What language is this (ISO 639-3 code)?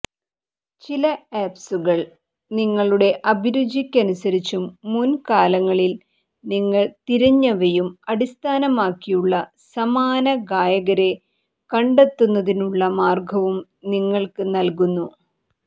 mal